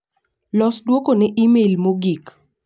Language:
Luo (Kenya and Tanzania)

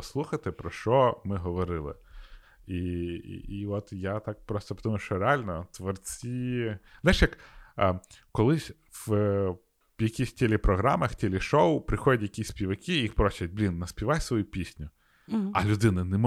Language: Ukrainian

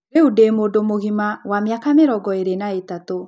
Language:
Kikuyu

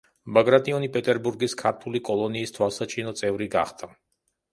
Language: Georgian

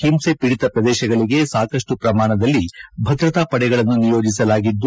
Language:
Kannada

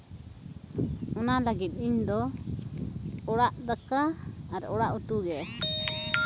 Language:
Santali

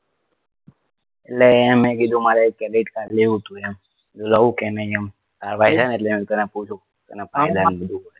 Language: Gujarati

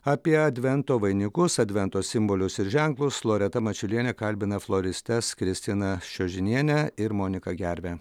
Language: Lithuanian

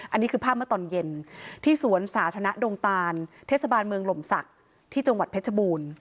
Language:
Thai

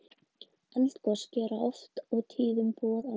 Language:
Icelandic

